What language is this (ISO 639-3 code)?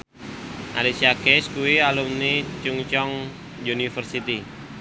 jav